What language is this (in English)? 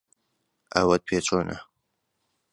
Central Kurdish